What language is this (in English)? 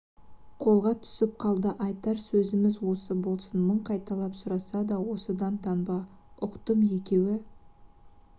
Kazakh